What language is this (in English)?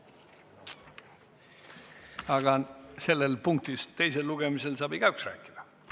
Estonian